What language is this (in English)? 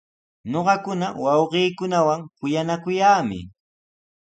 Sihuas Ancash Quechua